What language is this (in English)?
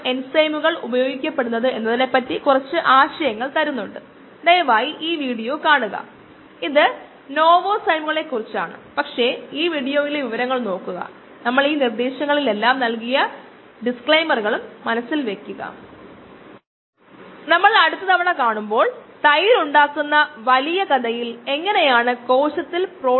Malayalam